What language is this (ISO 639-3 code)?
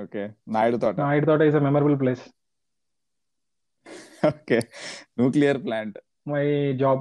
tel